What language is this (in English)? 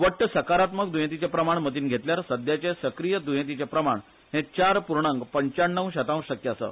Konkani